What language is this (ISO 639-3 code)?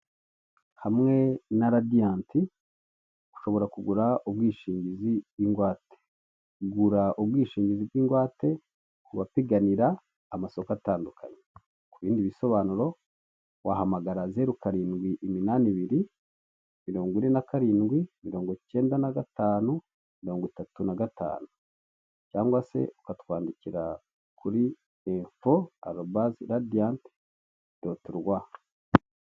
kin